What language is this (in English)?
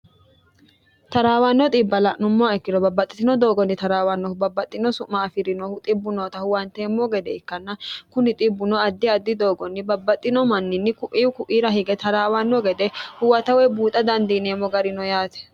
Sidamo